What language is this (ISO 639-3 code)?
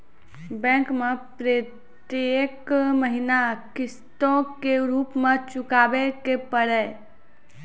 mai